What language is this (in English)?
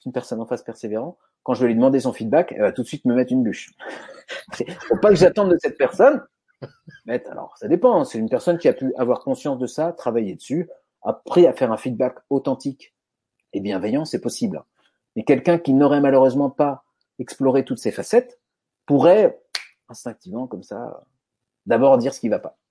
French